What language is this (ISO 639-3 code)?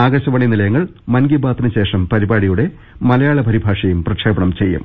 mal